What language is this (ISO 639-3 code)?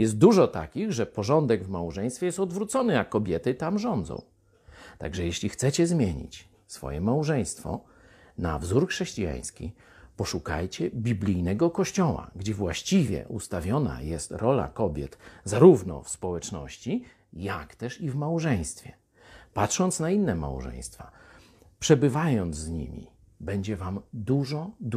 pol